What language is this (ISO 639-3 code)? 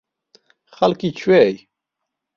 ckb